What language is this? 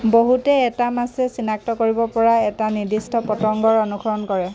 Assamese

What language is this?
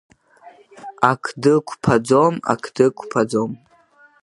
Abkhazian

